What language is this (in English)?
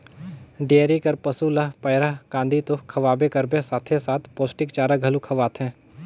Chhattisgarhi